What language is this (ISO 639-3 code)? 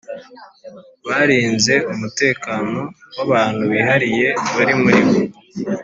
kin